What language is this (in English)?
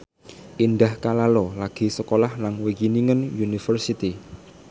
Javanese